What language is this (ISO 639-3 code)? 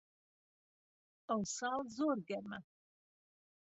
ckb